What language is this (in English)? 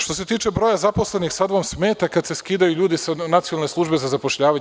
Serbian